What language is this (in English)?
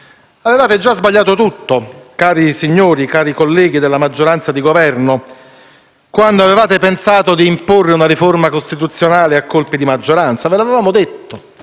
Italian